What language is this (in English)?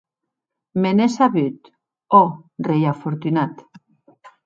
Occitan